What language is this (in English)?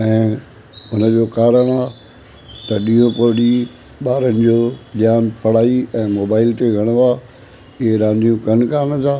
Sindhi